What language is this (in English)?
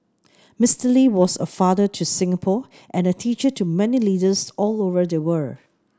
English